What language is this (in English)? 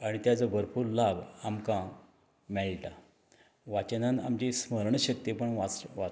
Konkani